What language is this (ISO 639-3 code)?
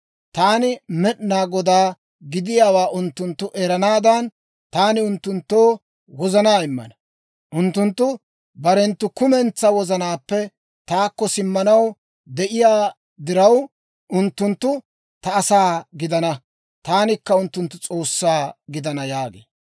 dwr